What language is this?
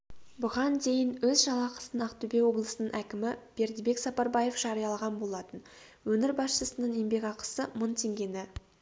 Kazakh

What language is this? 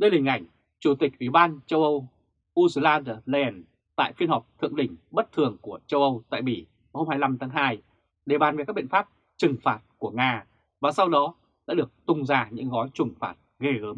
Vietnamese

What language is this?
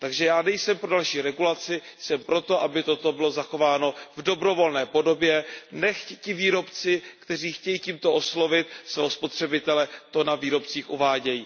Czech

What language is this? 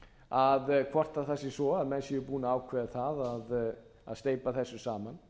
Icelandic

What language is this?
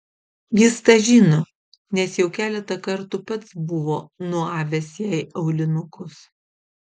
Lithuanian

